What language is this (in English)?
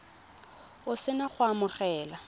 Tswana